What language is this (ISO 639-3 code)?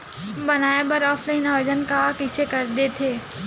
hne